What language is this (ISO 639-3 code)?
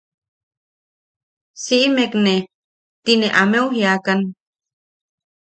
yaq